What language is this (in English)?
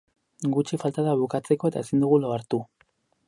Basque